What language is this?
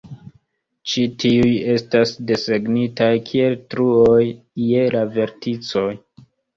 Esperanto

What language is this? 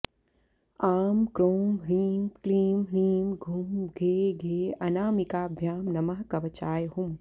Sanskrit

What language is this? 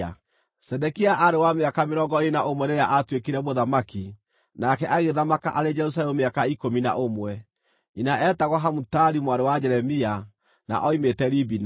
Kikuyu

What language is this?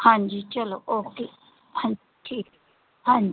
Punjabi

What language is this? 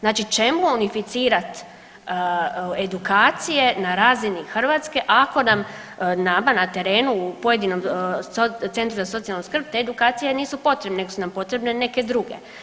Croatian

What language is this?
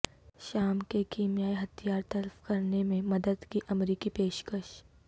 Urdu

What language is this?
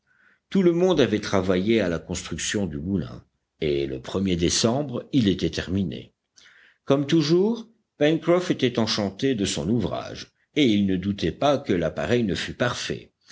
French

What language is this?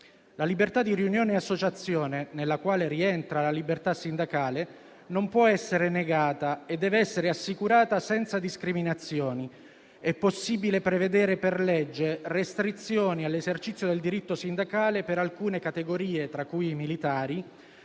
Italian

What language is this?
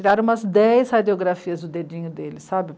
Portuguese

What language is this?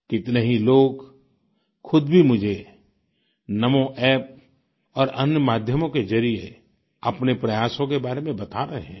Hindi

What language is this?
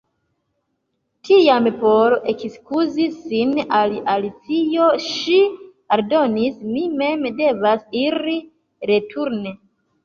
Esperanto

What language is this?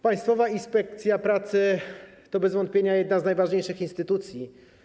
Polish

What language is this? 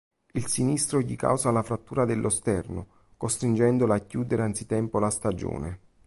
Italian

